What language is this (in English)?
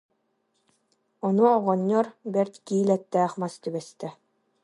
Yakut